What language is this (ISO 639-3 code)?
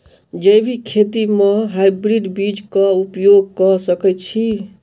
mai